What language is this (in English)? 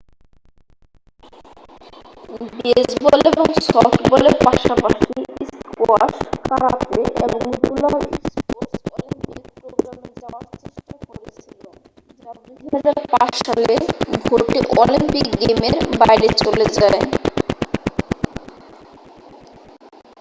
Bangla